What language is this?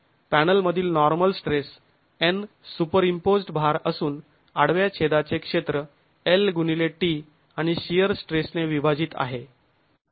Marathi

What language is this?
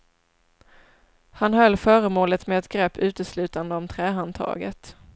Swedish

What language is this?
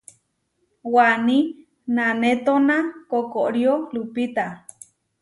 Huarijio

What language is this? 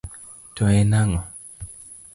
Luo (Kenya and Tanzania)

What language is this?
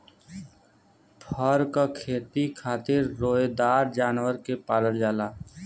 Bhojpuri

